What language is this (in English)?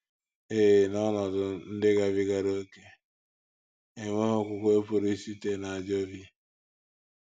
Igbo